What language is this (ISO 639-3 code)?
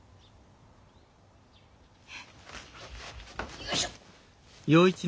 jpn